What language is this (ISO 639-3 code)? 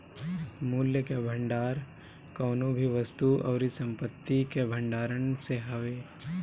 bho